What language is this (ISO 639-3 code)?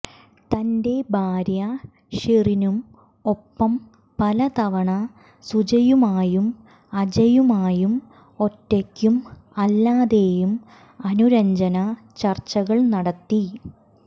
mal